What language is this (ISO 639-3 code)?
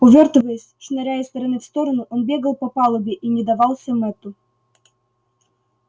rus